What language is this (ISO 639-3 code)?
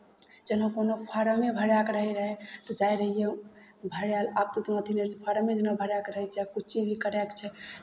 mai